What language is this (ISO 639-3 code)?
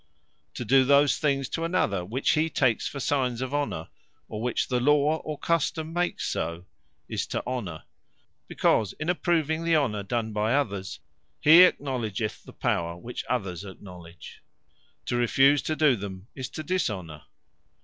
eng